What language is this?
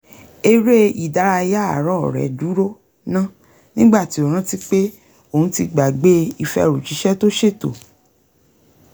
Yoruba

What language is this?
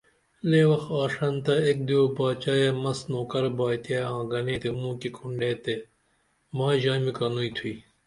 Dameli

